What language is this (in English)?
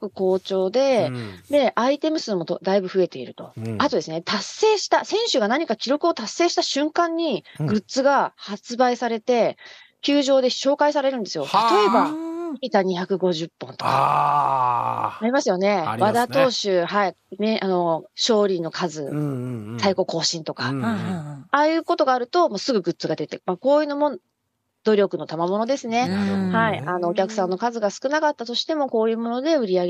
Japanese